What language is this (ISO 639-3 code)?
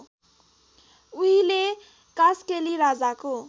nep